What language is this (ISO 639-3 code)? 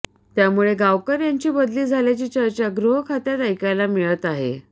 mar